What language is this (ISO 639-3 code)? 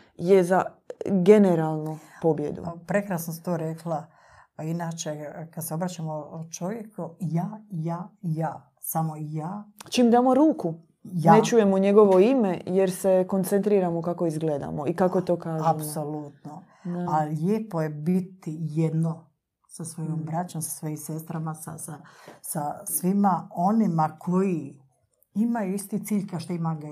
hrv